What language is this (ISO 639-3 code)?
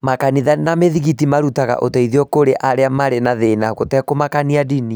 kik